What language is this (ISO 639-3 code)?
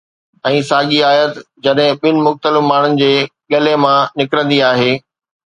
snd